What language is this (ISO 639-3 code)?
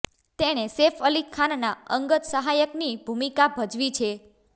guj